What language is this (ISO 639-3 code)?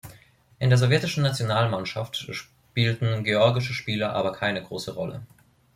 deu